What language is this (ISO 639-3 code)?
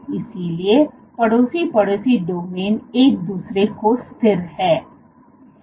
hin